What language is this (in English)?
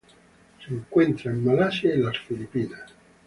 Spanish